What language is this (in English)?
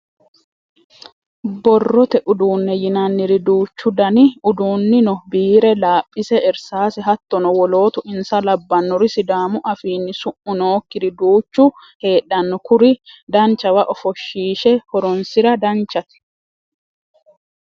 Sidamo